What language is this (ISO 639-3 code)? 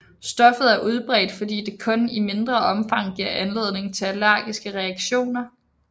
dan